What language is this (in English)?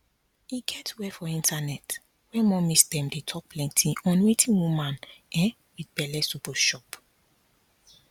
Nigerian Pidgin